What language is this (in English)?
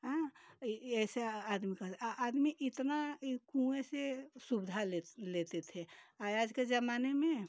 Hindi